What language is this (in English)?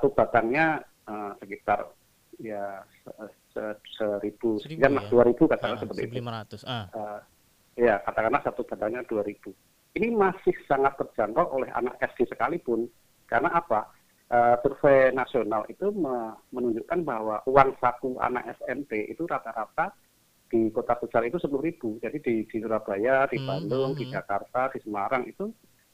Indonesian